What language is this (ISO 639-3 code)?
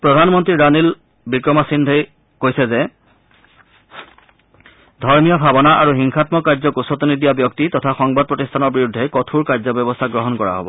asm